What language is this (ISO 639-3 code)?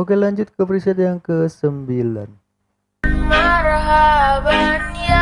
ind